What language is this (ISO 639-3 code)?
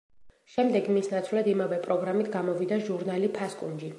kat